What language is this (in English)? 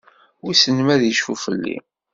Kabyle